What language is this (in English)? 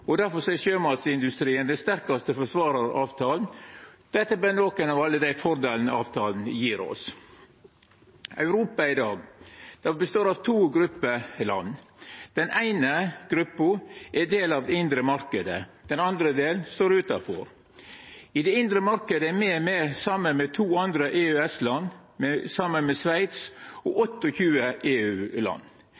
Norwegian Nynorsk